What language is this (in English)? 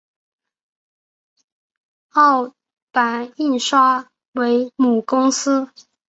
Chinese